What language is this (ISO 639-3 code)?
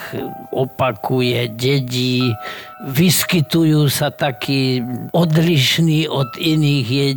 slk